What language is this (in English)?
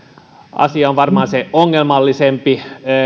Finnish